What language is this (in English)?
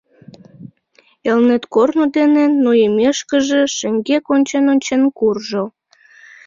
Mari